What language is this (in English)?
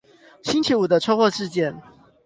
Chinese